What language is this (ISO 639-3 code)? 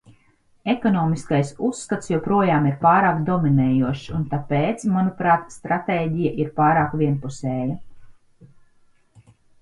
lav